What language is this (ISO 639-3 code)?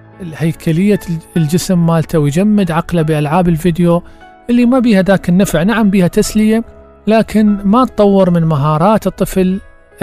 ara